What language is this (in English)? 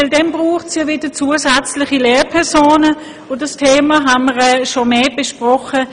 Swiss German